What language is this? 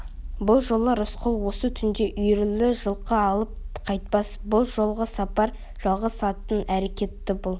Kazakh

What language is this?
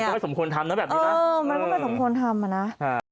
Thai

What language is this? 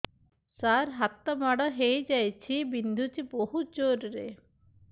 Odia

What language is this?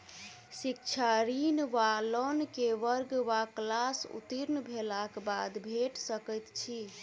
Maithili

